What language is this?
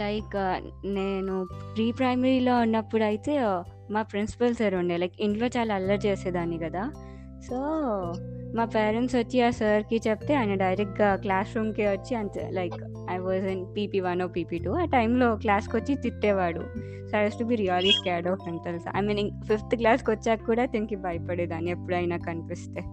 Telugu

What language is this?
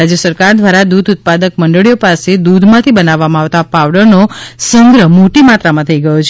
Gujarati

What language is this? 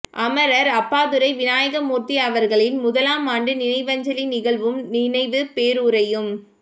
Tamil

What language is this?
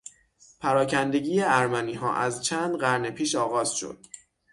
Persian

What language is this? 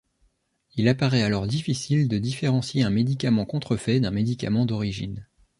French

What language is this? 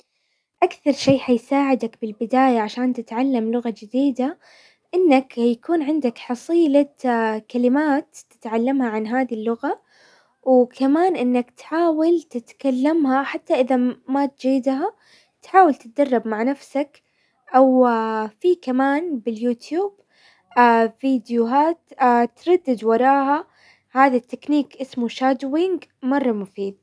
Hijazi Arabic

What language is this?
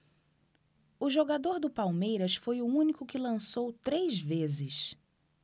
Portuguese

